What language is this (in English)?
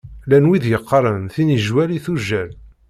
Kabyle